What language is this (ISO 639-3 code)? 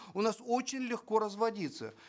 kaz